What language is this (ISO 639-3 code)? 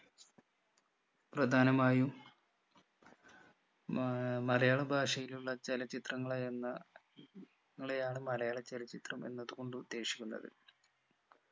mal